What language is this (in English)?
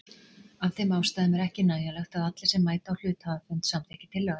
Icelandic